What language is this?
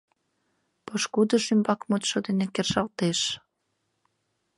Mari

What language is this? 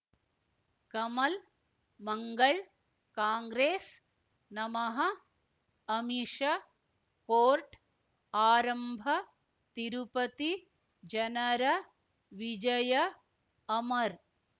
Kannada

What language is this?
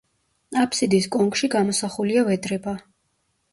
Georgian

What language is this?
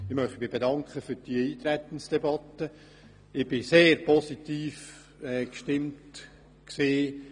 Swiss German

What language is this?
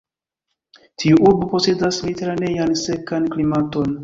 Esperanto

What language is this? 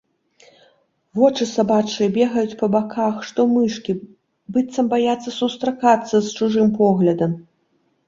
Belarusian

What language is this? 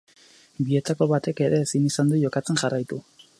Basque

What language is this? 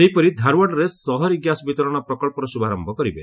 Odia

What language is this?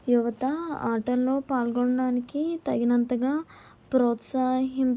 Telugu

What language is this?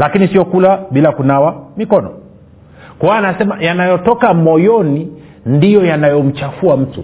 Swahili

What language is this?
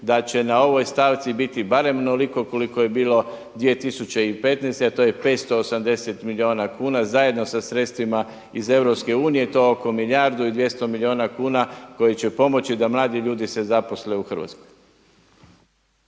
Croatian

